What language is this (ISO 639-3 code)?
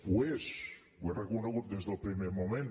cat